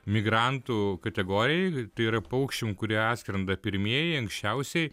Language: Lithuanian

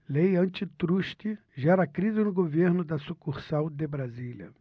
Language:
Portuguese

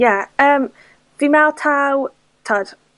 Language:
Welsh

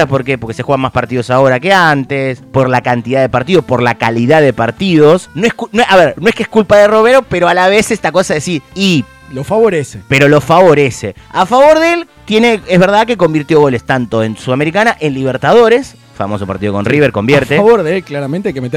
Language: Spanish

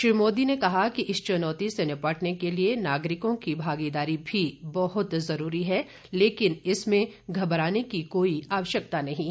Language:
Hindi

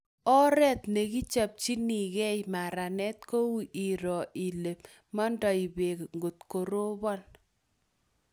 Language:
Kalenjin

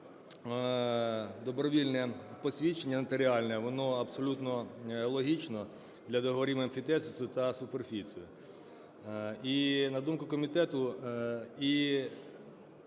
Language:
Ukrainian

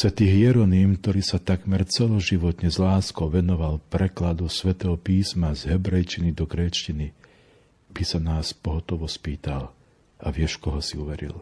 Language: Slovak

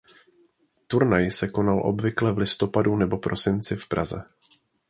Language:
Czech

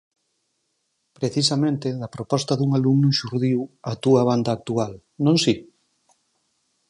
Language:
Galician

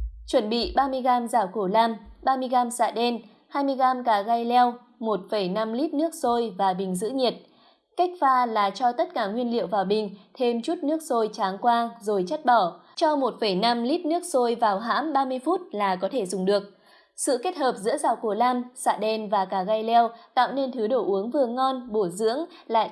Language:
Vietnamese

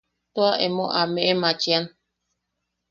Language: Yaqui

